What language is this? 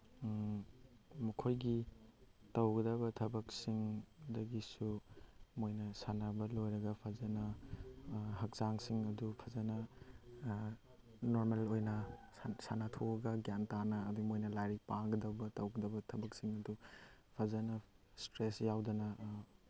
Manipuri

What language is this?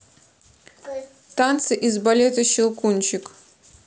Russian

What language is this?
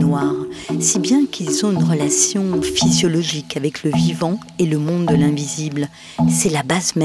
French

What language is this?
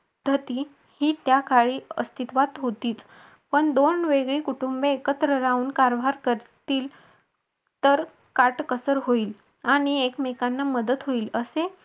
Marathi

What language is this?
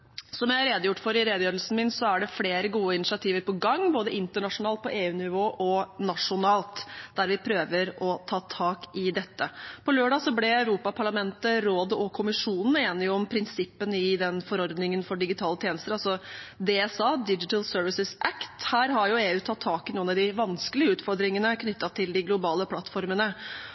Norwegian Bokmål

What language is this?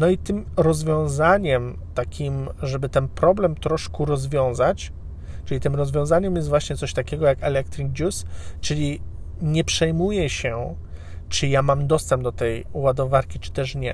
Polish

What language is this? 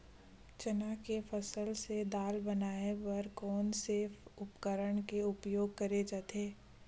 Chhattisgarhi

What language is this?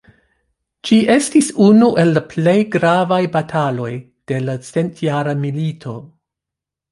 Esperanto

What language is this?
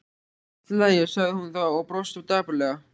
Icelandic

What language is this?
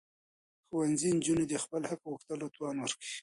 Pashto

